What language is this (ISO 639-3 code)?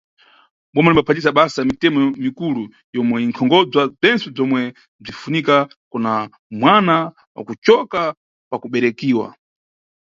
nyu